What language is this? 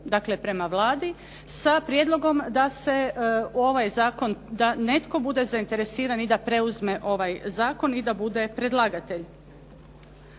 Croatian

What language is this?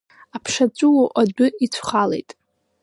Abkhazian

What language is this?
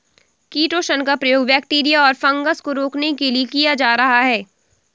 Hindi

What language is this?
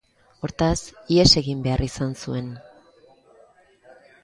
Basque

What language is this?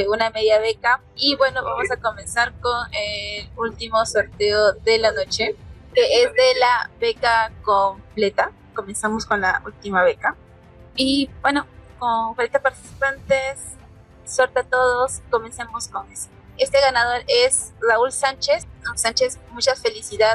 Spanish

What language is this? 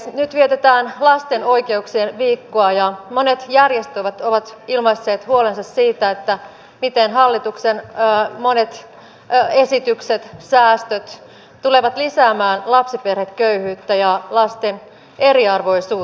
Finnish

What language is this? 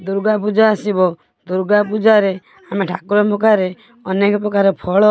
Odia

